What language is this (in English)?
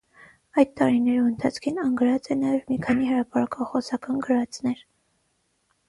Armenian